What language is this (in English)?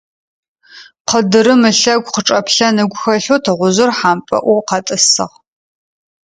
Adyghe